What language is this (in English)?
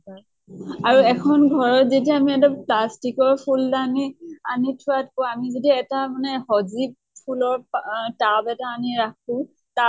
Assamese